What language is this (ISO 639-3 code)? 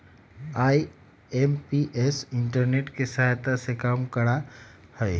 mag